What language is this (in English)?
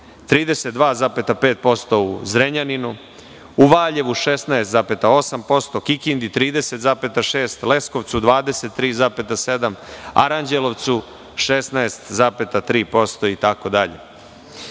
Serbian